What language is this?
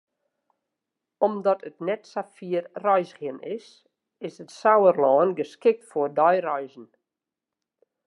Western Frisian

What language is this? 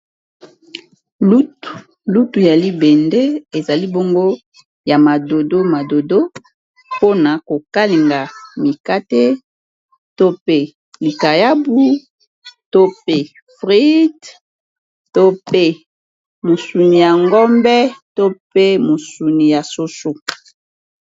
Lingala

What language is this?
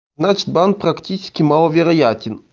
Russian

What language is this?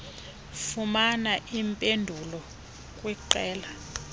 Xhosa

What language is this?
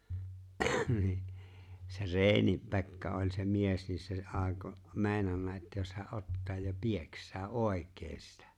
Finnish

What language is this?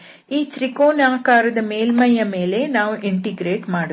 Kannada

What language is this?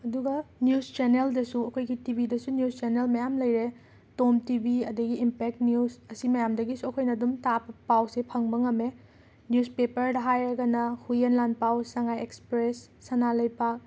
Manipuri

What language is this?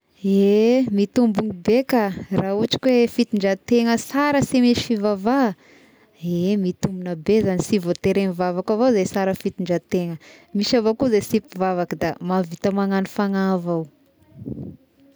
Tesaka Malagasy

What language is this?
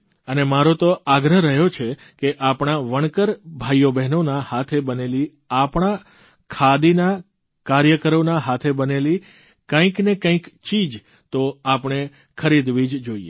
Gujarati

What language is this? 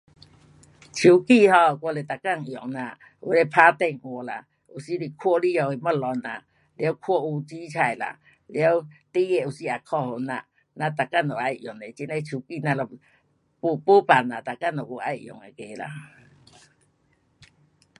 Pu-Xian Chinese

